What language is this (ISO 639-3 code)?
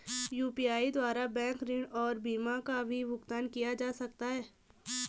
hin